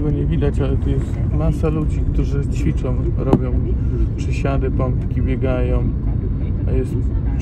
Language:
Polish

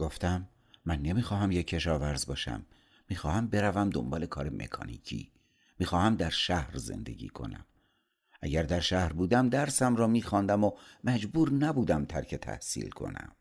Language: Persian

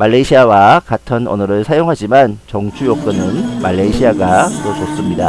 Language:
Korean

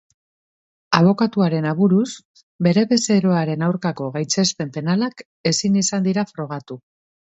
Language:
Basque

